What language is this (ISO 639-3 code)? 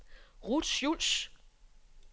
dan